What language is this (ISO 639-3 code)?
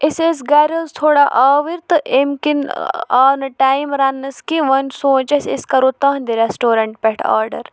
kas